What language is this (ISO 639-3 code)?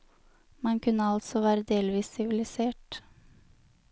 nor